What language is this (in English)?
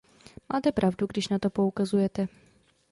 Czech